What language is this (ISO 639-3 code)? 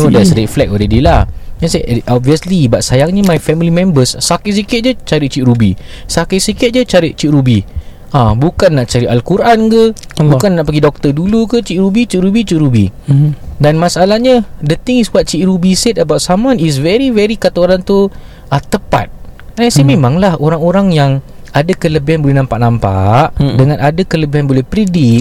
msa